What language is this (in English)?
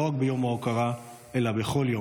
Hebrew